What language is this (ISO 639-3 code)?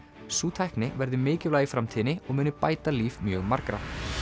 isl